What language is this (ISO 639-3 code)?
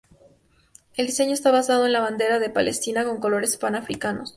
spa